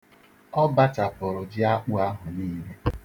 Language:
Igbo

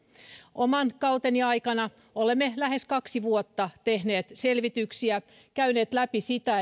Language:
Finnish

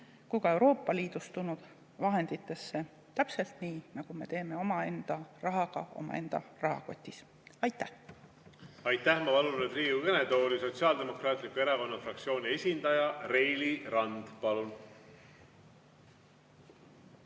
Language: Estonian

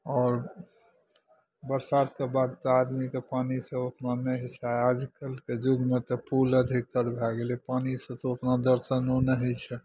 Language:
Maithili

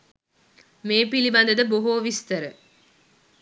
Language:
Sinhala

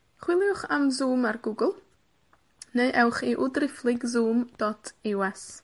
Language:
Welsh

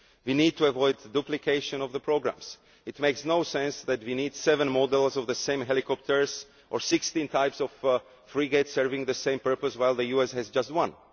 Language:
English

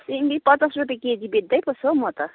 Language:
Nepali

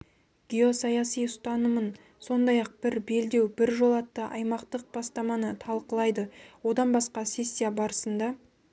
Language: Kazakh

